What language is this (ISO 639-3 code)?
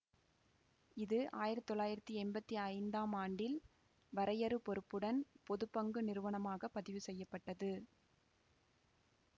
tam